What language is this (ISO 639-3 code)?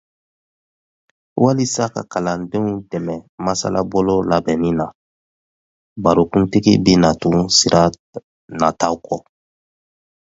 dyu